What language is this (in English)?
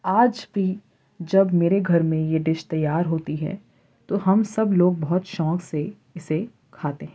Urdu